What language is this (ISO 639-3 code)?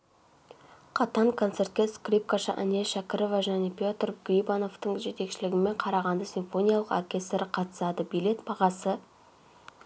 kaz